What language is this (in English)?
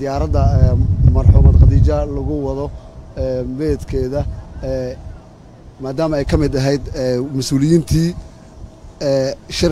Arabic